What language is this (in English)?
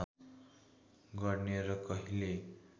Nepali